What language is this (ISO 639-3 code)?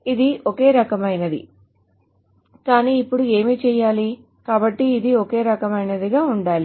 tel